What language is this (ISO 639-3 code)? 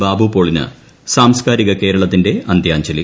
mal